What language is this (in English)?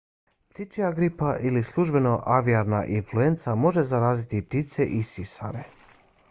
Bosnian